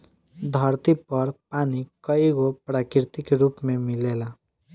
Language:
Bhojpuri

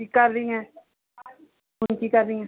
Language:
Punjabi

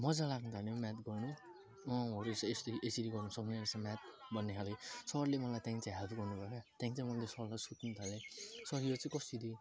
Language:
Nepali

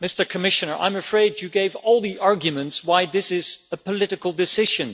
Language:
English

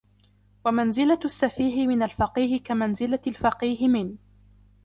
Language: Arabic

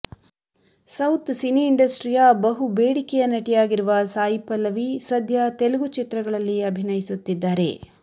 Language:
Kannada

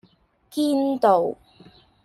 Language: Cantonese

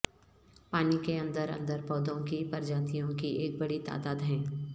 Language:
Urdu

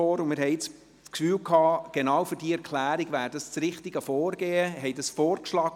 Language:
Swiss German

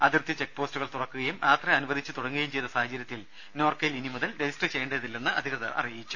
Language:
Malayalam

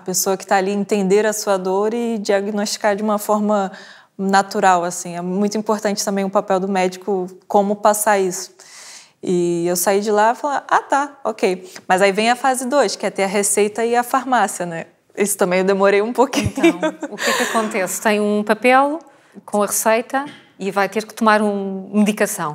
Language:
Portuguese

